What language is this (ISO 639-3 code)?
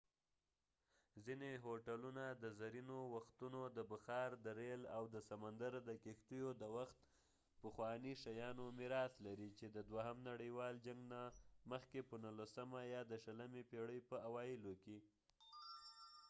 pus